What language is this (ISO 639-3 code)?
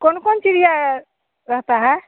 hin